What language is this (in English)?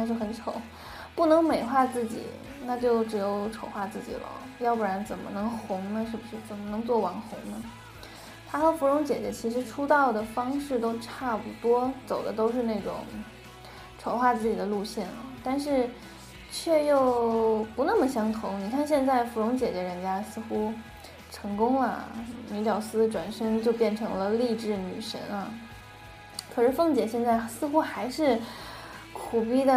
Chinese